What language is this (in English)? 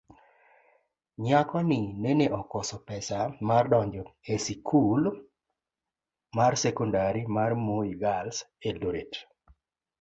Luo (Kenya and Tanzania)